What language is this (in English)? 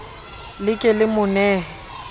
Southern Sotho